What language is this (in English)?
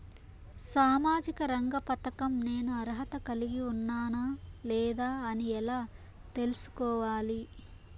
Telugu